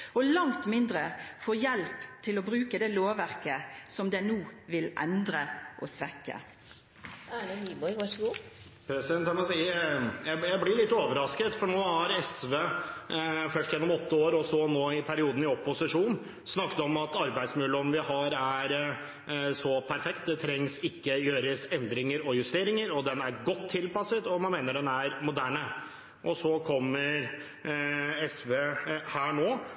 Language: Norwegian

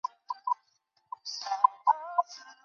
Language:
Chinese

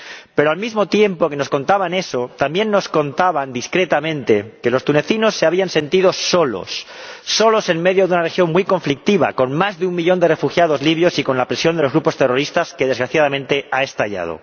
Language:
Spanish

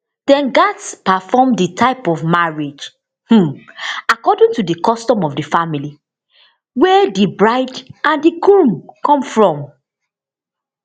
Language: Nigerian Pidgin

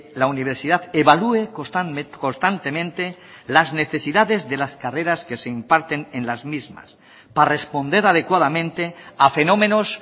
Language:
Spanish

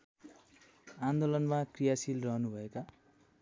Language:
Nepali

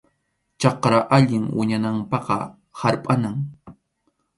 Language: Arequipa-La Unión Quechua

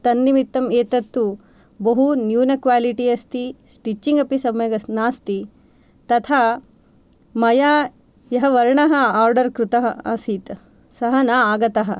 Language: Sanskrit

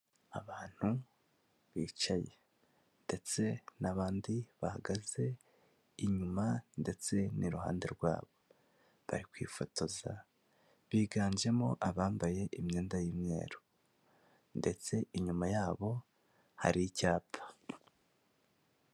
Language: Kinyarwanda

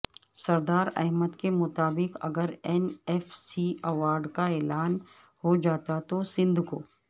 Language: Urdu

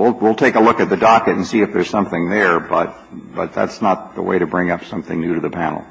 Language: English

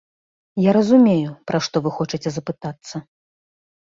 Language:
Belarusian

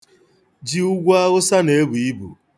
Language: Igbo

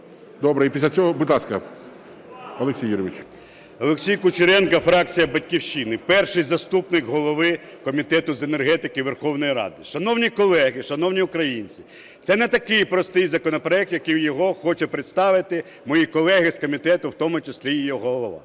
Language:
Ukrainian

